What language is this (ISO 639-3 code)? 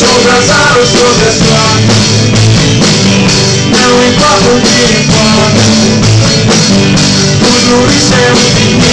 ind